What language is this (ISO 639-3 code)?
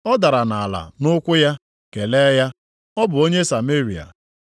ibo